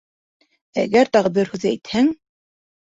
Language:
Bashkir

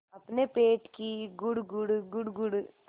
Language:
Hindi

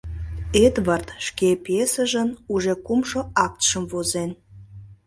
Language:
Mari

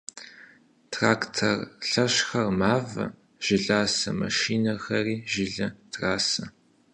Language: Kabardian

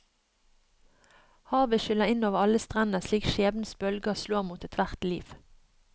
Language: Norwegian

